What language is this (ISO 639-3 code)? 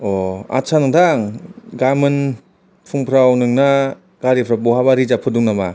brx